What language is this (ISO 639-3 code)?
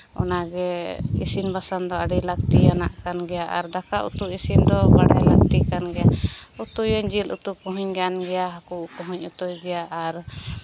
sat